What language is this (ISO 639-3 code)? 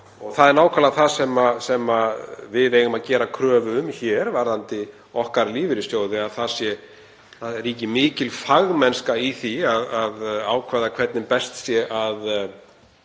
isl